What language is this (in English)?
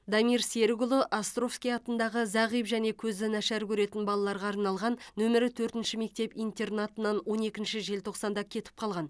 Kazakh